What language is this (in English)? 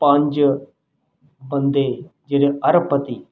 Punjabi